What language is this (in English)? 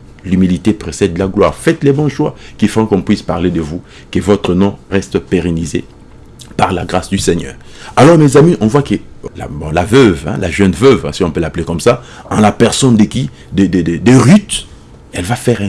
French